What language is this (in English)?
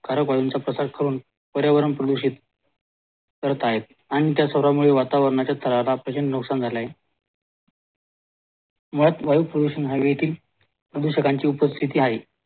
Marathi